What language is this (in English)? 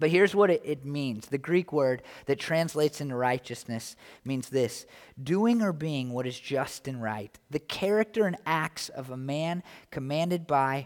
English